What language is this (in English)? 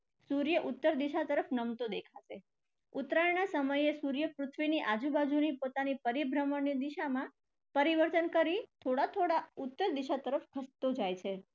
Gujarati